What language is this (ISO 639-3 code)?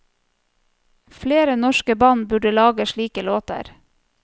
nor